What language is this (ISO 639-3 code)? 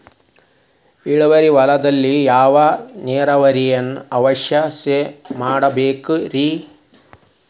kan